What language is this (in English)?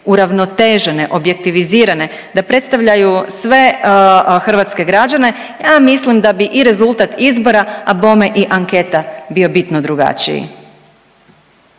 Croatian